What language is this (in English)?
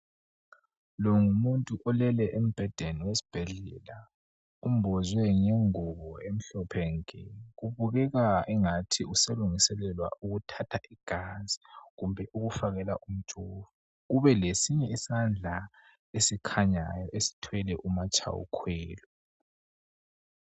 North Ndebele